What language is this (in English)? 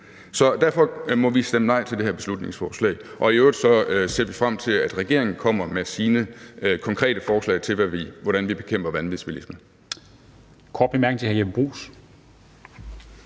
Danish